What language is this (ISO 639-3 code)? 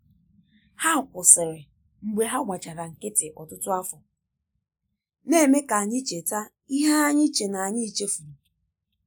ibo